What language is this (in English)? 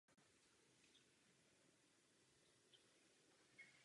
Czech